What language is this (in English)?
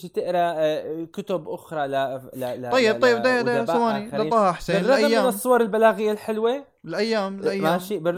Arabic